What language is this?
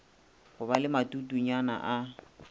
Northern Sotho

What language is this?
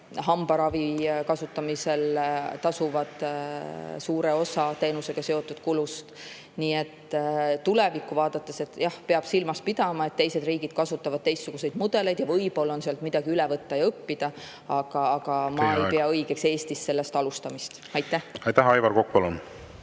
Estonian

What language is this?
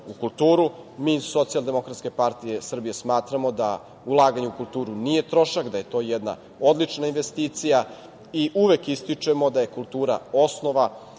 Serbian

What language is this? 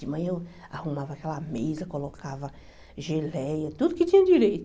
Portuguese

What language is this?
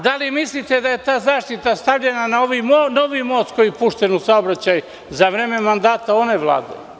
Serbian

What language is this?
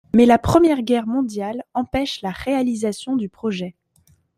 French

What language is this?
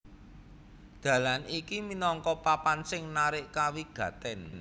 Javanese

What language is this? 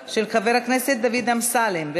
Hebrew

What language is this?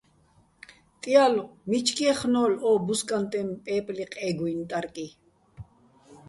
Bats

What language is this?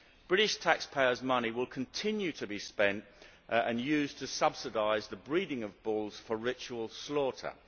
English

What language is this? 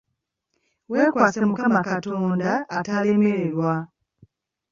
Ganda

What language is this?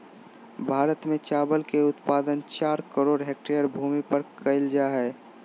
Magahi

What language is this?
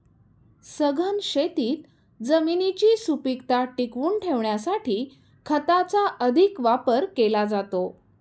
Marathi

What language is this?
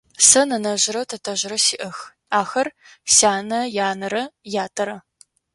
Adyghe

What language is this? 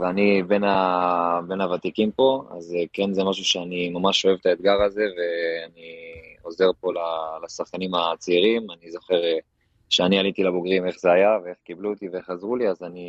Hebrew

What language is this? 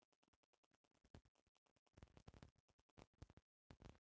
Bhojpuri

